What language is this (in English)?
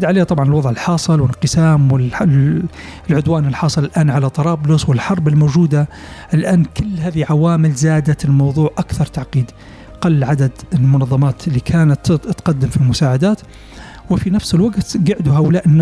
Arabic